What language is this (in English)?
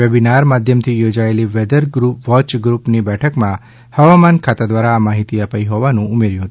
Gujarati